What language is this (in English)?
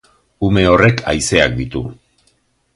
Basque